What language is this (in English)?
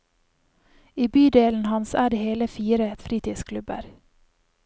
Norwegian